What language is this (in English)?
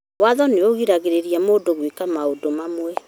Kikuyu